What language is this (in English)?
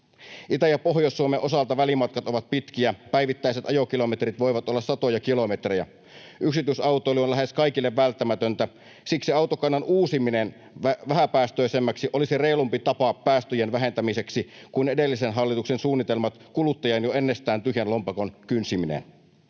Finnish